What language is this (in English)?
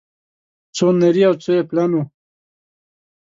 Pashto